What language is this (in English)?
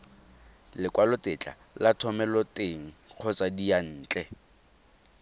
Tswana